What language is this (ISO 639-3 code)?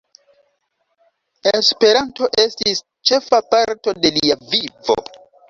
epo